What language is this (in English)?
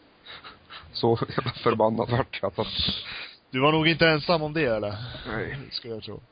Swedish